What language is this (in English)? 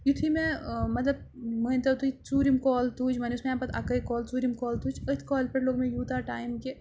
Kashmiri